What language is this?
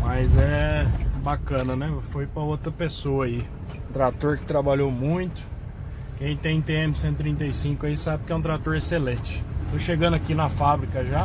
Portuguese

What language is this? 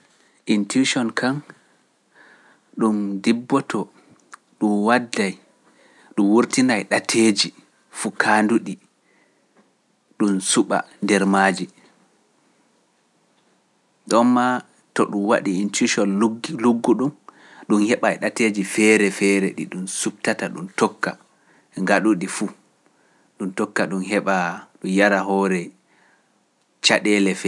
Pular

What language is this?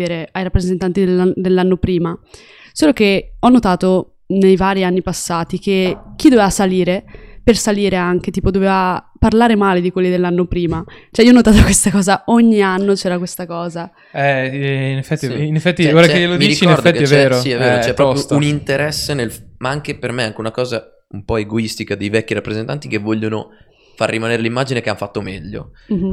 Italian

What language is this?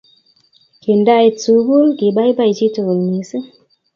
Kalenjin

